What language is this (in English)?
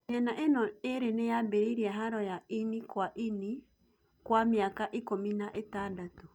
Kikuyu